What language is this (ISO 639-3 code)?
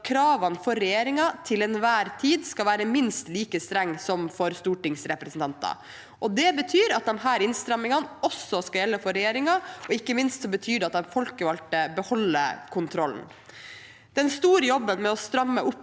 nor